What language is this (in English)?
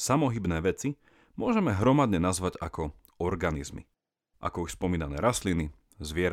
Slovak